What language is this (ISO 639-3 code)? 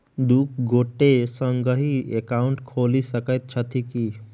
mai